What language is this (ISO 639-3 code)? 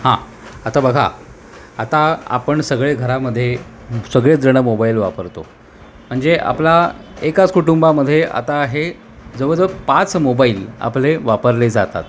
mar